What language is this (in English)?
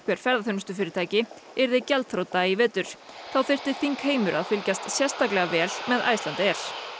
Icelandic